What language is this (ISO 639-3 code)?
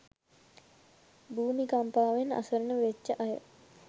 sin